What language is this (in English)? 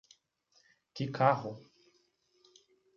Portuguese